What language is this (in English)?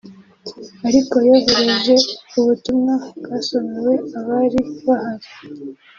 Kinyarwanda